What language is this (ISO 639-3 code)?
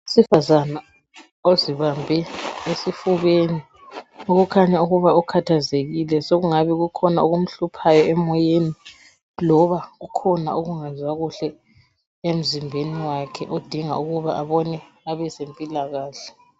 nde